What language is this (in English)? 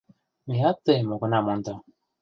Mari